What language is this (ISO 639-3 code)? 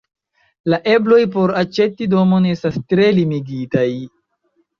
epo